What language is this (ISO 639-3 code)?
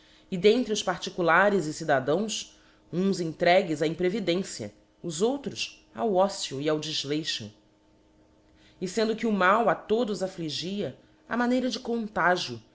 por